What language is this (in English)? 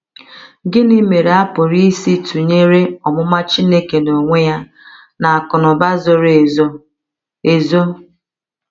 Igbo